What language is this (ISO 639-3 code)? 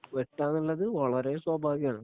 mal